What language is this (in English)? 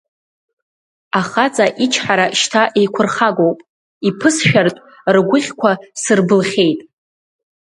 Abkhazian